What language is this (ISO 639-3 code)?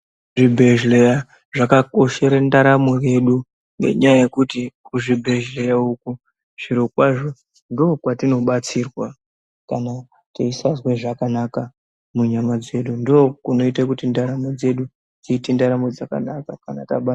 ndc